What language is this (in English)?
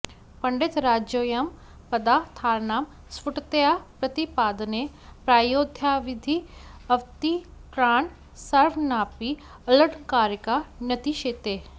Sanskrit